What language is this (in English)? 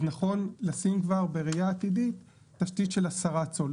Hebrew